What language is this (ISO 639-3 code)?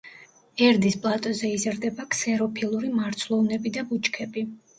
kat